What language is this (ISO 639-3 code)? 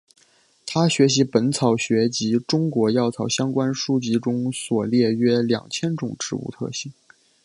zho